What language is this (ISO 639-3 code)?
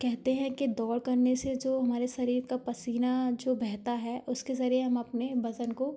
hin